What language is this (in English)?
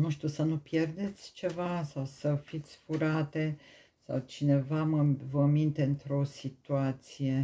Romanian